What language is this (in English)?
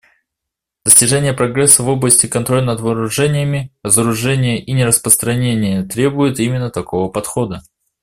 Russian